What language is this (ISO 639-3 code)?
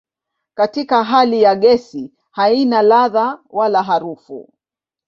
swa